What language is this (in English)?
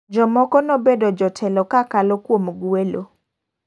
Luo (Kenya and Tanzania)